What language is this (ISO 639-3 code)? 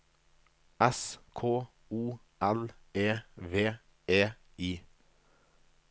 nor